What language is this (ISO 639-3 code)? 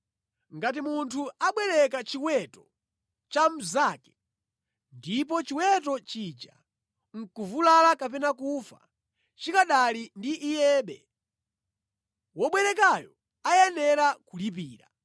nya